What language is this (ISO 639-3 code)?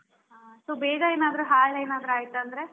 kan